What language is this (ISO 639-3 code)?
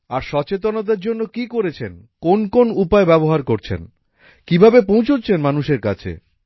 ben